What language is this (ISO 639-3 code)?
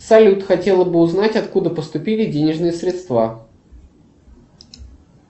rus